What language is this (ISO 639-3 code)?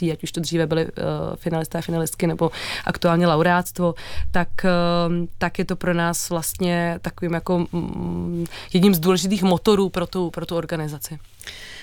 ces